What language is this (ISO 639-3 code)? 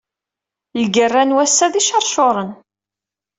kab